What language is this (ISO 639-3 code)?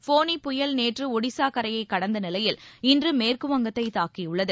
tam